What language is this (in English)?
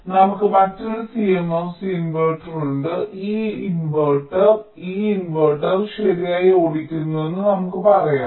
Malayalam